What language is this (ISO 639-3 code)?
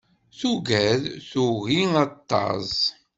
kab